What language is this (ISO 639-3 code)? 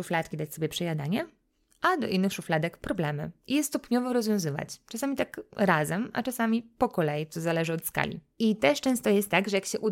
pol